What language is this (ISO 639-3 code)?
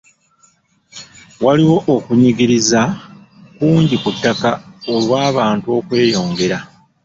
lug